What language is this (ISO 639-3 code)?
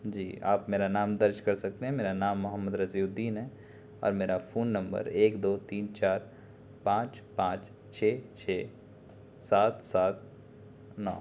urd